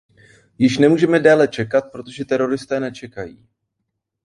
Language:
Czech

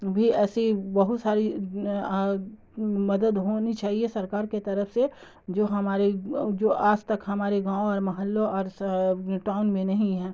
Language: Urdu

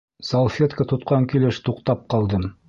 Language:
Bashkir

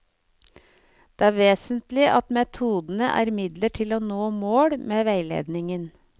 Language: Norwegian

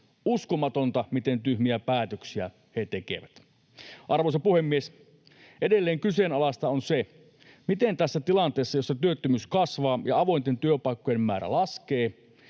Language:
Finnish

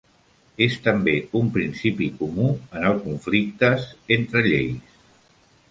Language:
Catalan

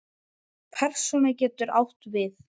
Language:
Icelandic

